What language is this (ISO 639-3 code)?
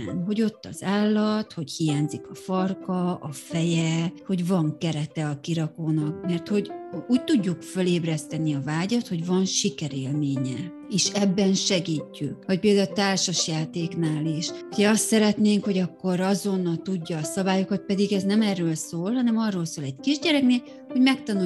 hun